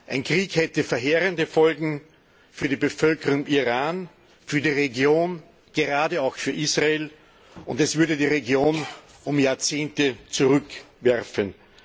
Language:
German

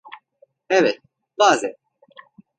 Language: Turkish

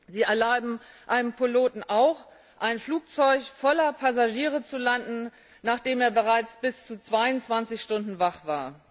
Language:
German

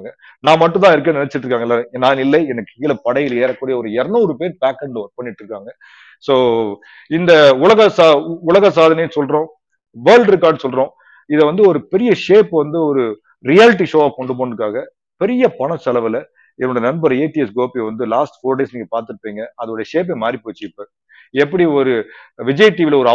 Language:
Tamil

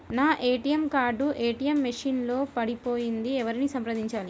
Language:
Telugu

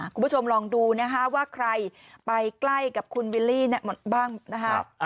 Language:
Thai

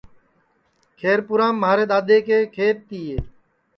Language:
Sansi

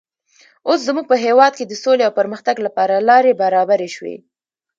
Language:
Pashto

